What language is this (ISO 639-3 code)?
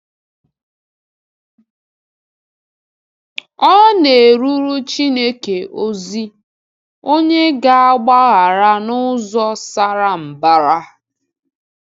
ibo